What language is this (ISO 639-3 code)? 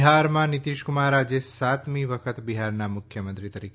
guj